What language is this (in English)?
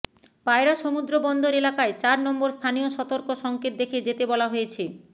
Bangla